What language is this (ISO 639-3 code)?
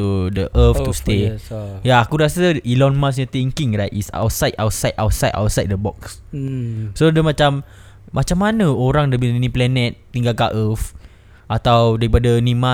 msa